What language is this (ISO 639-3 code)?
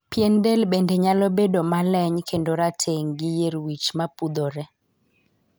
luo